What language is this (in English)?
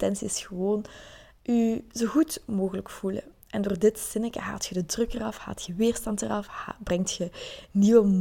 Dutch